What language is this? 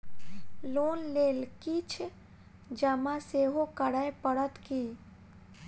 Maithili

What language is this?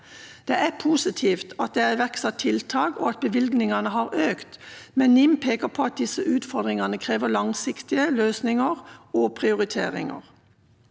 Norwegian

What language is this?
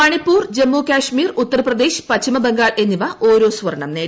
Malayalam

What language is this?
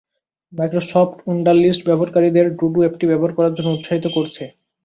Bangla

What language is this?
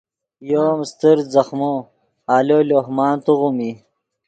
Yidgha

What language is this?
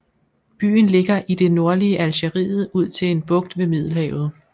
Danish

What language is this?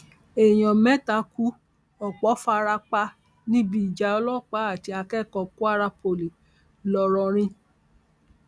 Yoruba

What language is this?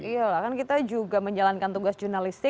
Indonesian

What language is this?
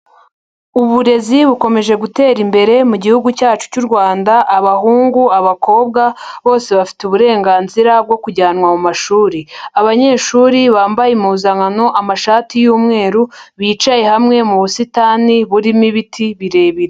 Kinyarwanda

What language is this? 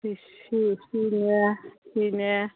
Manipuri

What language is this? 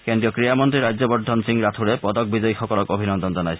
Assamese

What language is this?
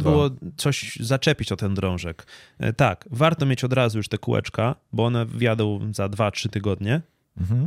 Polish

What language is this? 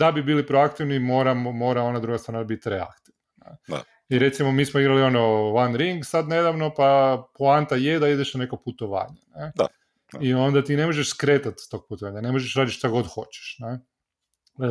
Croatian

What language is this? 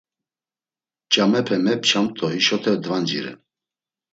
Laz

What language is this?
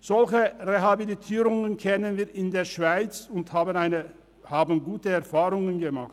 Swiss German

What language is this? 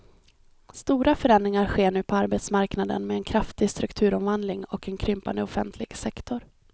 Swedish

